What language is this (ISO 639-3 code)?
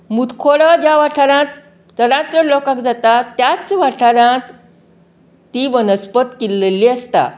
kok